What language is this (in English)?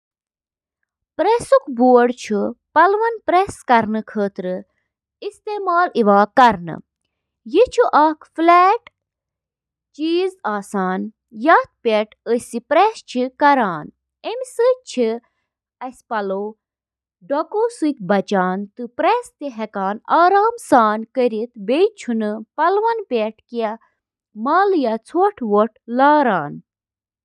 Kashmiri